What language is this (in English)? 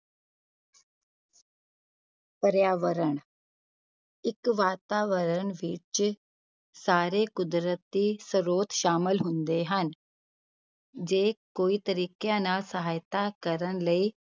Punjabi